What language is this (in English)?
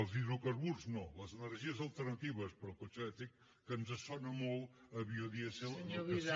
Catalan